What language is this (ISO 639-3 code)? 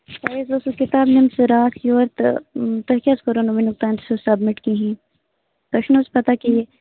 kas